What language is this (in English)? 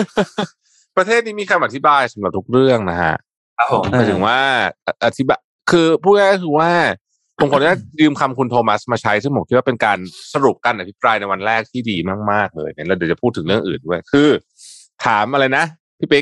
Thai